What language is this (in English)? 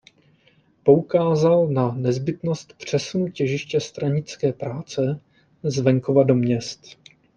Czech